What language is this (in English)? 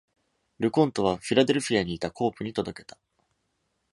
Japanese